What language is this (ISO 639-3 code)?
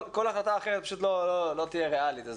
heb